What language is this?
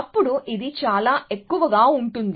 Telugu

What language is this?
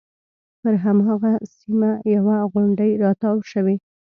Pashto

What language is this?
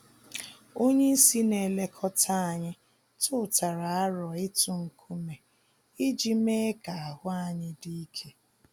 Igbo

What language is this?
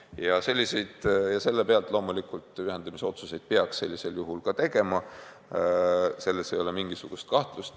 Estonian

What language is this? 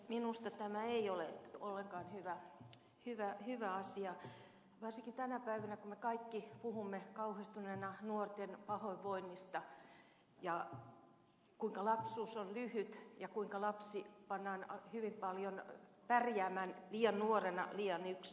Finnish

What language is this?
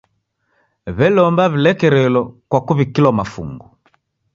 Taita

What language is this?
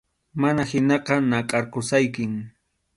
Arequipa-La Unión Quechua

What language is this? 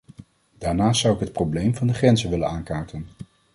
Dutch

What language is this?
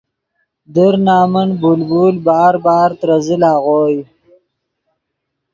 Yidgha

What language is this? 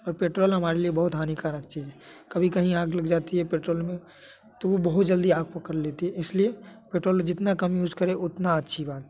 Hindi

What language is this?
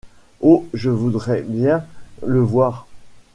French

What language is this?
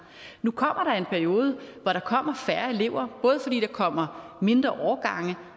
Danish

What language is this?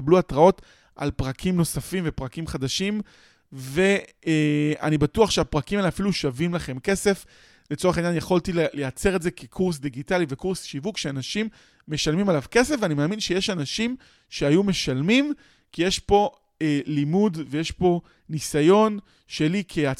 Hebrew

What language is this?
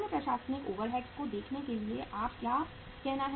Hindi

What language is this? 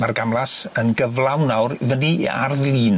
Welsh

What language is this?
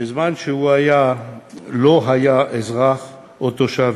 Hebrew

